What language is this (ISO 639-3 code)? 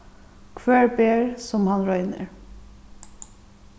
fao